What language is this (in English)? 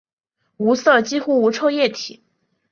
Chinese